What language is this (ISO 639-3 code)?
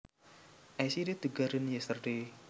jav